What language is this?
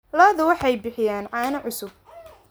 Somali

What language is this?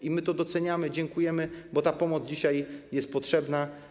Polish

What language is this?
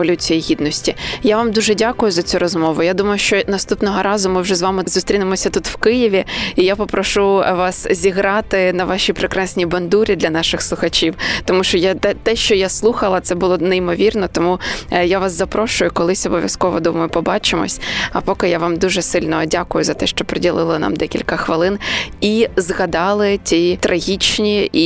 Ukrainian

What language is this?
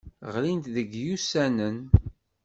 Kabyle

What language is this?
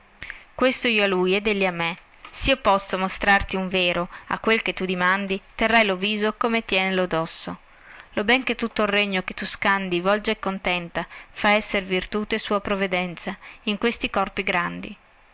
Italian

